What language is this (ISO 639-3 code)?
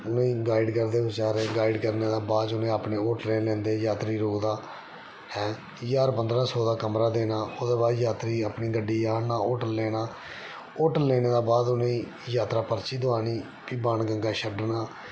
doi